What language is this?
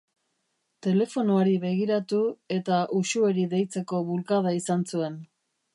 Basque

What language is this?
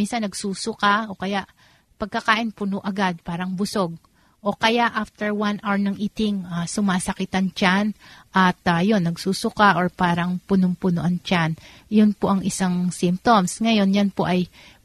Filipino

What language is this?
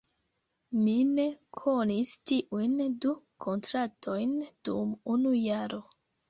Esperanto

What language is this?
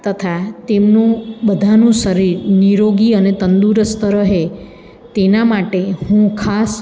Gujarati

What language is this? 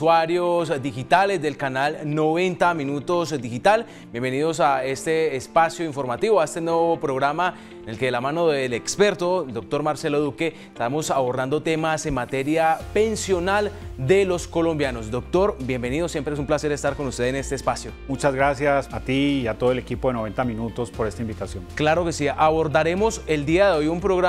Spanish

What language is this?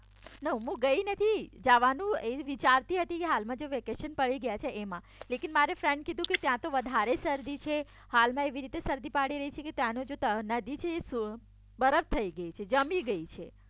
Gujarati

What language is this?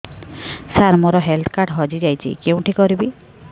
Odia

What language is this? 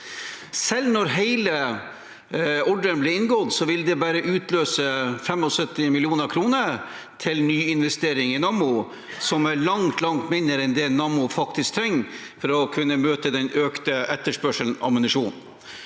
Norwegian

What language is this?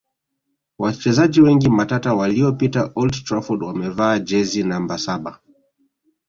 Swahili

